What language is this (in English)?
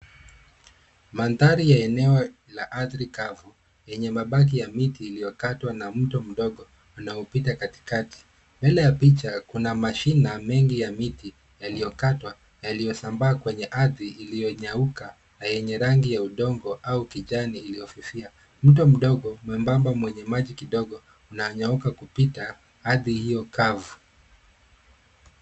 Swahili